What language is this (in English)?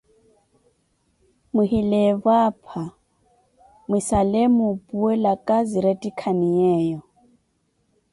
Koti